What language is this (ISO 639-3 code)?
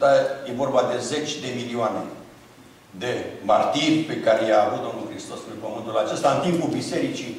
ron